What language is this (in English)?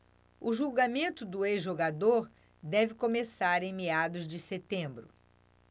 Portuguese